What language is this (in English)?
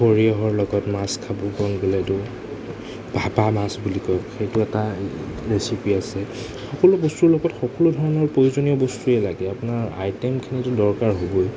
Assamese